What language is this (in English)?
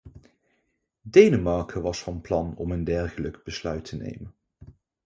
Dutch